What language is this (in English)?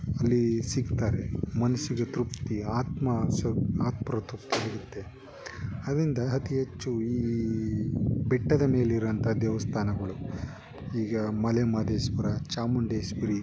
Kannada